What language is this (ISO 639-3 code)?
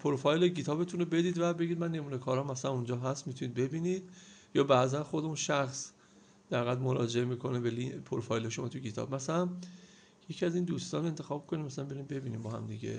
fas